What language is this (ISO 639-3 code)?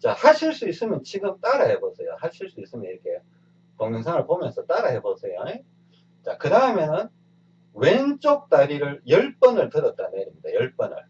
kor